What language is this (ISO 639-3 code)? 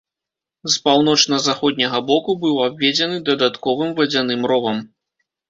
bel